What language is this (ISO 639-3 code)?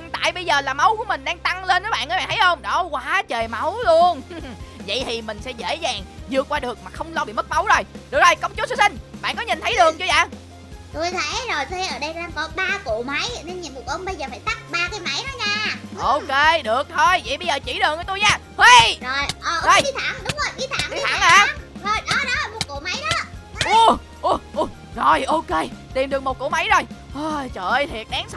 vie